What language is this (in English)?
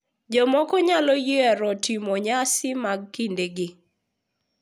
Luo (Kenya and Tanzania)